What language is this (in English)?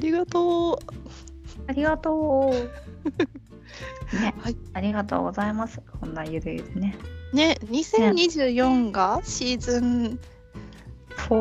Japanese